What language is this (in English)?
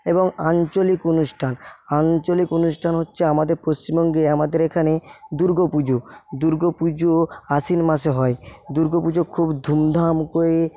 Bangla